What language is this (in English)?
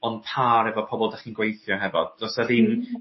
Welsh